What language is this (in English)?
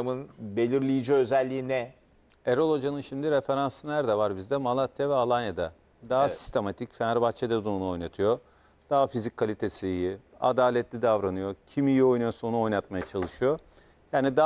Turkish